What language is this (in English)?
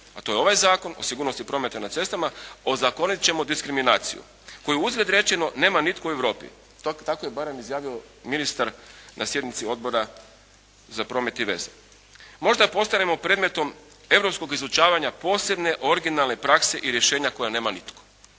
Croatian